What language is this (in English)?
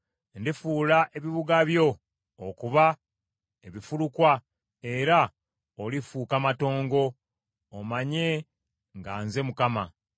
Ganda